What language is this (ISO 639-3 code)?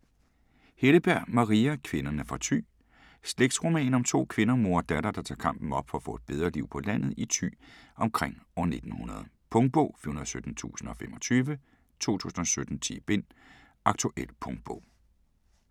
dan